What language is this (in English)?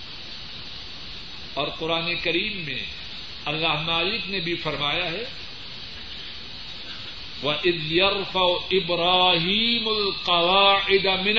Urdu